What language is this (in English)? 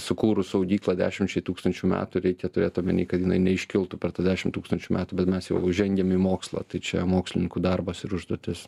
Lithuanian